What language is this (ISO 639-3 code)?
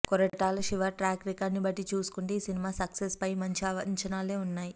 tel